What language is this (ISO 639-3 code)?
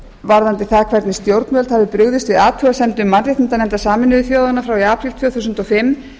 isl